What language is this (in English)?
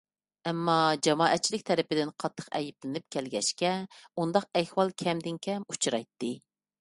Uyghur